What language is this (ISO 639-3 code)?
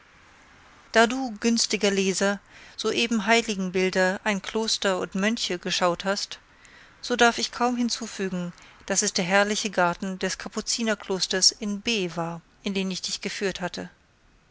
deu